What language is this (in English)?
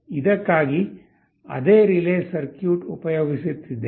Kannada